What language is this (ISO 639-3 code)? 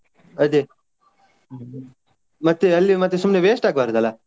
kan